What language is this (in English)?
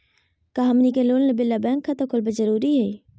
Magahi